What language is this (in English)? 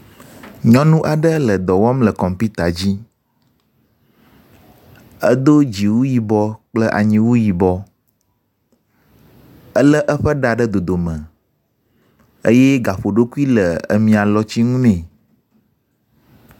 Ewe